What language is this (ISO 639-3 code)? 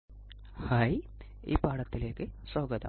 mal